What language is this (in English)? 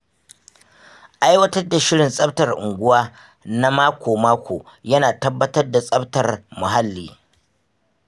Hausa